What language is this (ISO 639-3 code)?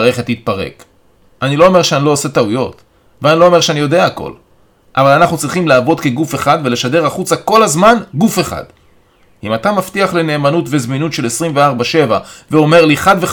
heb